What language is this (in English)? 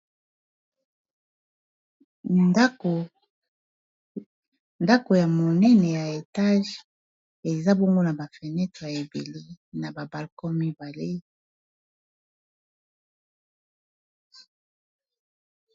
Lingala